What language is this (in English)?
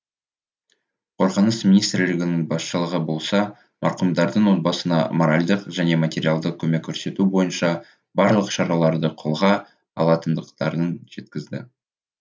Kazakh